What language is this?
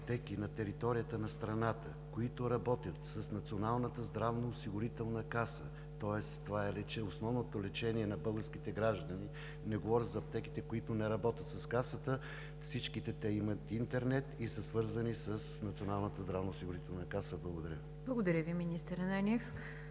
Bulgarian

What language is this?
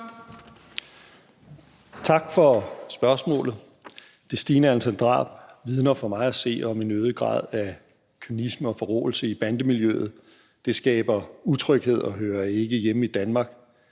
Danish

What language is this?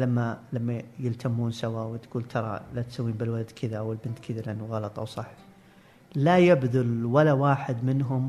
Arabic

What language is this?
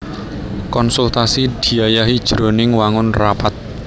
Javanese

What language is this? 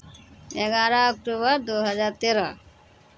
Maithili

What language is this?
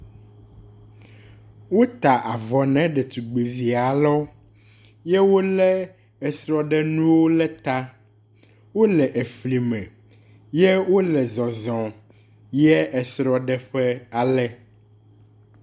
Ewe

